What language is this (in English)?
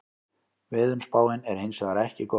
Icelandic